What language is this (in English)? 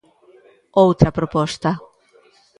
Galician